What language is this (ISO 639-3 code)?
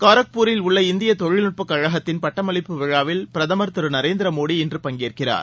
tam